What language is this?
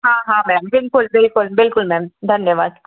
Hindi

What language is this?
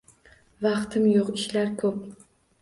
Uzbek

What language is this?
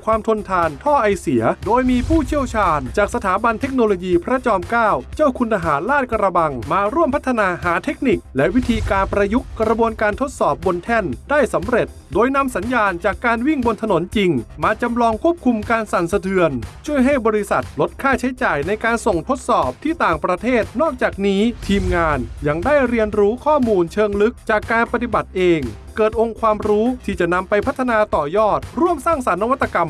Thai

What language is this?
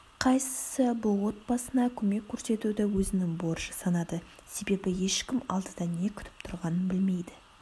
Kazakh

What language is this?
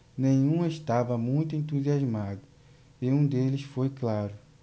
Portuguese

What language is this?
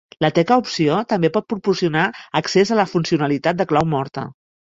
Catalan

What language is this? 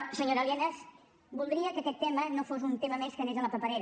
Catalan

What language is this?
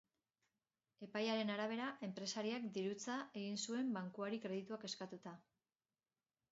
Basque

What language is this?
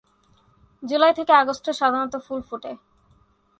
Bangla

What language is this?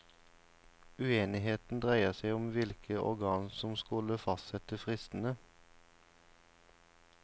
Norwegian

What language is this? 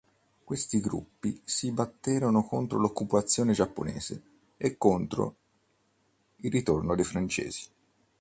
Italian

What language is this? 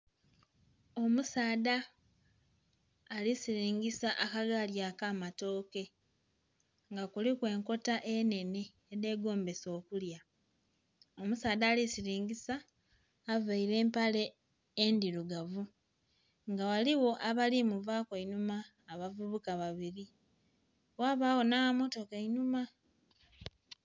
Soga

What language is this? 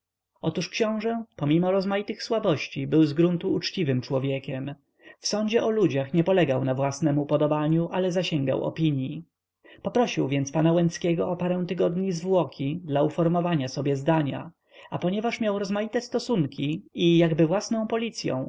Polish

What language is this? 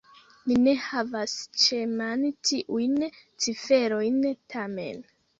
Esperanto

